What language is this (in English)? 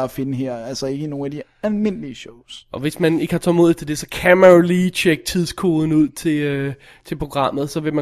Danish